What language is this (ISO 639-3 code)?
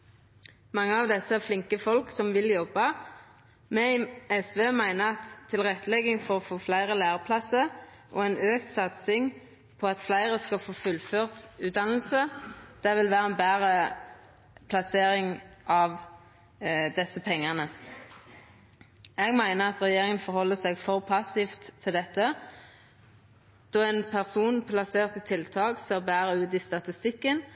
nno